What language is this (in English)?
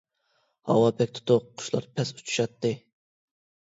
Uyghur